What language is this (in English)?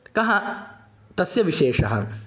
Sanskrit